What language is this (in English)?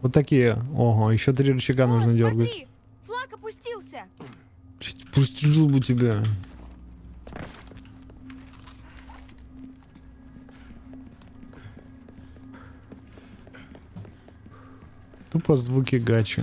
Russian